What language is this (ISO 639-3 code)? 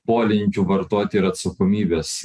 lit